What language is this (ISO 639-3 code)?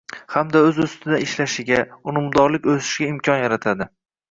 uzb